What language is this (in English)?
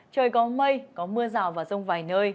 Vietnamese